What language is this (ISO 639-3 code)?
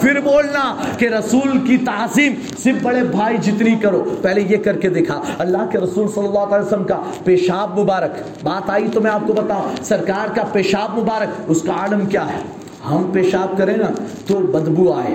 urd